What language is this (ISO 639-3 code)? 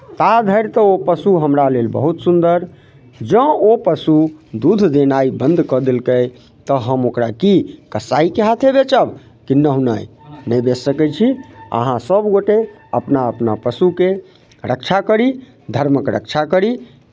mai